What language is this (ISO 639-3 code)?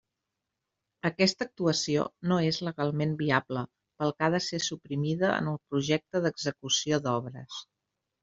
cat